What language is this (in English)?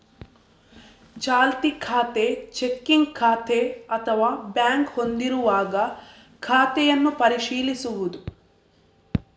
Kannada